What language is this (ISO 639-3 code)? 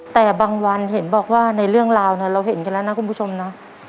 tha